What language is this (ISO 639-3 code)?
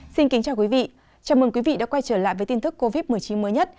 vie